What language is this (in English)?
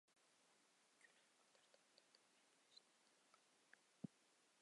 Uzbek